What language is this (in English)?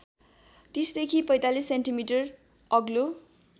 Nepali